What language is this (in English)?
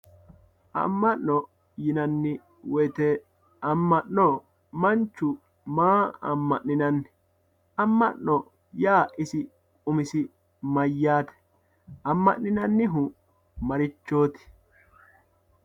Sidamo